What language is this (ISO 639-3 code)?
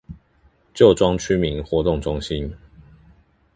zho